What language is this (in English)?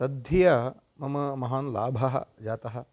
Sanskrit